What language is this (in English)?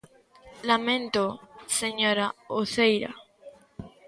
Galician